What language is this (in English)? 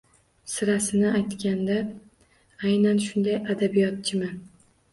Uzbek